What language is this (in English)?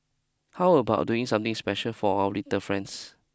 English